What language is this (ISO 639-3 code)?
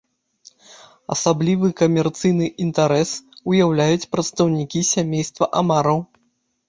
bel